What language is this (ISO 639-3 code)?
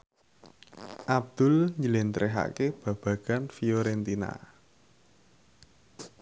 jav